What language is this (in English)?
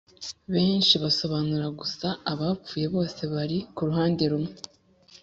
Kinyarwanda